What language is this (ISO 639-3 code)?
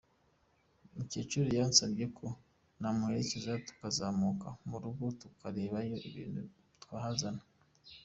kin